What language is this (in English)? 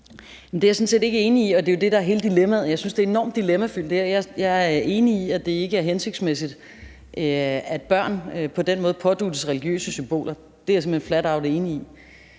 Danish